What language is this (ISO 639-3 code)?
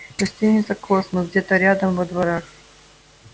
rus